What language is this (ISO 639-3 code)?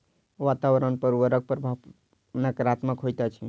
mai